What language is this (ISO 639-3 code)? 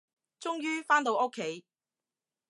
yue